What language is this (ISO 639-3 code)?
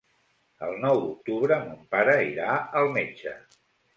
cat